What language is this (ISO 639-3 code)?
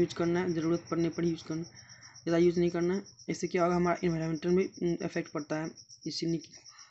hin